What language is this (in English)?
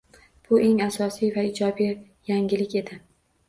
Uzbek